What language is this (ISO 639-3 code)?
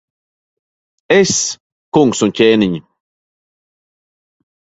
lav